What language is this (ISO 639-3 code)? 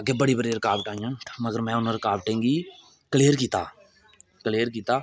doi